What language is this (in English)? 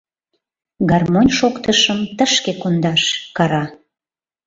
Mari